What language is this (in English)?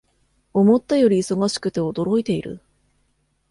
Japanese